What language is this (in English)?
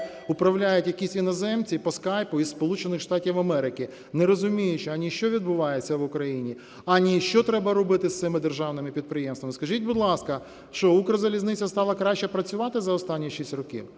Ukrainian